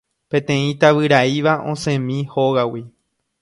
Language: Guarani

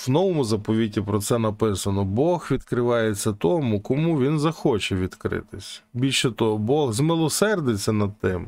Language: Ukrainian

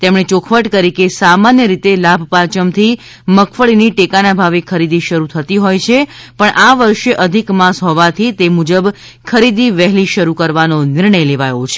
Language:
Gujarati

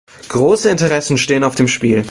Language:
German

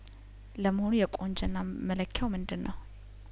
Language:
Amharic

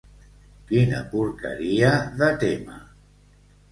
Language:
Catalan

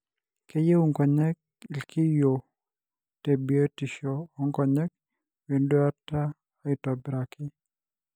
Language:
Masai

